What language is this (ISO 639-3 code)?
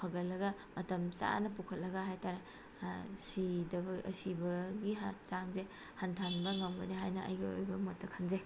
mni